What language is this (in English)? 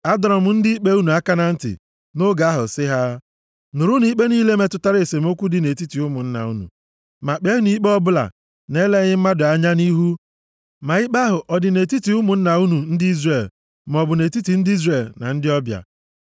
Igbo